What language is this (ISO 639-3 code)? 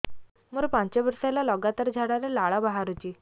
ori